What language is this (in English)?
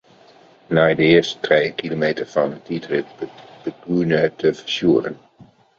Western Frisian